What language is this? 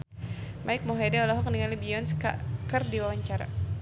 Sundanese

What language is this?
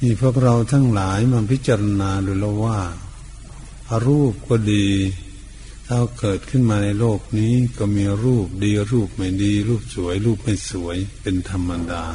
Thai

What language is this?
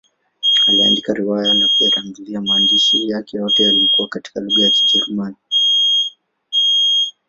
Swahili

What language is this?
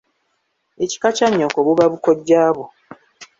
Ganda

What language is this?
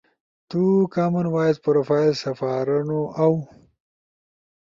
Ushojo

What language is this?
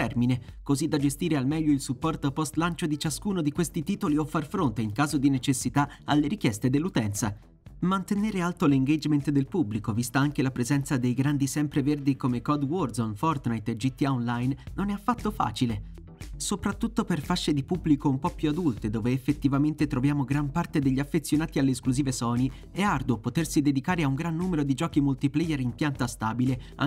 Italian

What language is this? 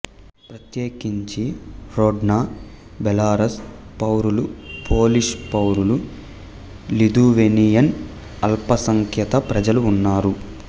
Telugu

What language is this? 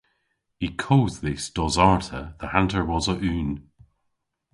Cornish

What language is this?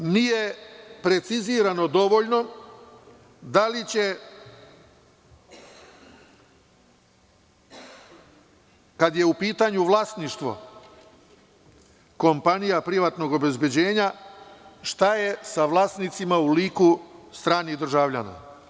Serbian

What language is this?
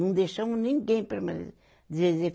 Portuguese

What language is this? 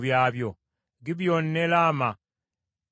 Ganda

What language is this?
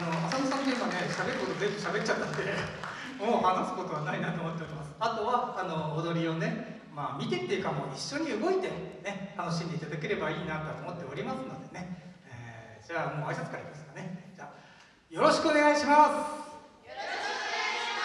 Japanese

